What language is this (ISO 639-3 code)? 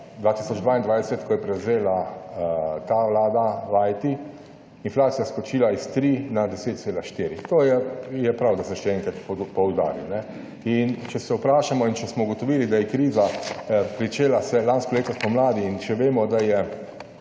slv